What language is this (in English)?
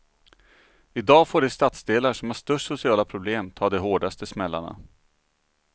Swedish